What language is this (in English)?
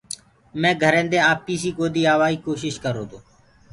Gurgula